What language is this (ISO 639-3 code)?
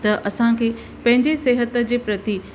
snd